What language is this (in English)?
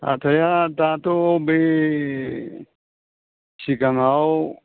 Bodo